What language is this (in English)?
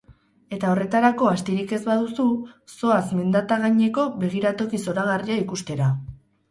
Basque